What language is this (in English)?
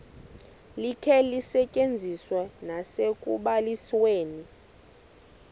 Xhosa